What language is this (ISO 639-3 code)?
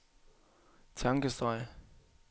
dan